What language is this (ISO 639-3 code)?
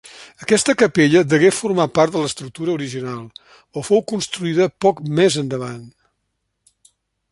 cat